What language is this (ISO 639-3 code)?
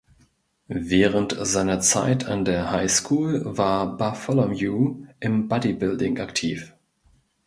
deu